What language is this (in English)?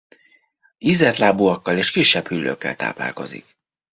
Hungarian